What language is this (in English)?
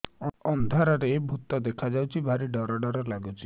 Odia